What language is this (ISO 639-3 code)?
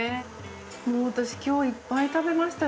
jpn